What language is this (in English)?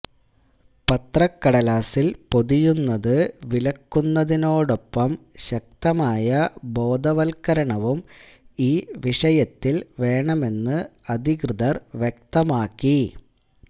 Malayalam